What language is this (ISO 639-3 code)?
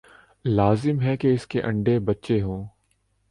urd